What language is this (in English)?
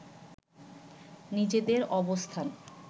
Bangla